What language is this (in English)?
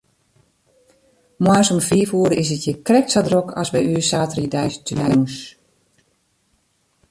Western Frisian